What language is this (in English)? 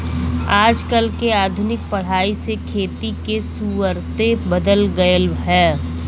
Bhojpuri